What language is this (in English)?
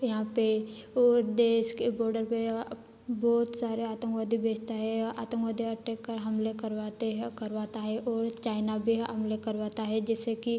Hindi